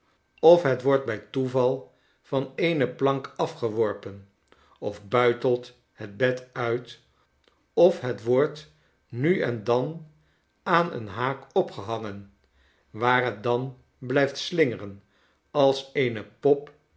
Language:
Dutch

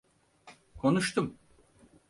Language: Turkish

